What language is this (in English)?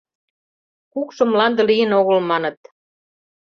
Mari